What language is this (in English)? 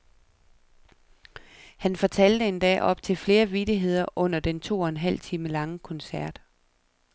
Danish